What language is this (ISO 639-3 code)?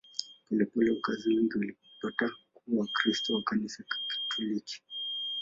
swa